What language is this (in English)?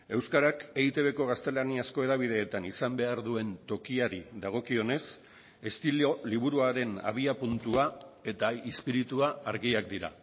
Basque